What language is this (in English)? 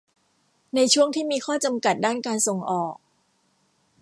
Thai